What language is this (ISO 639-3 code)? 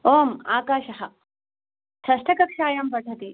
san